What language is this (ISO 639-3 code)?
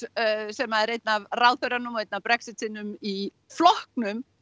isl